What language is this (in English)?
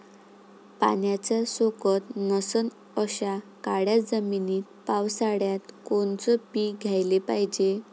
Marathi